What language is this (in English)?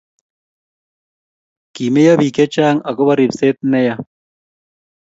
Kalenjin